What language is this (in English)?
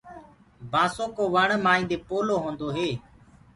Gurgula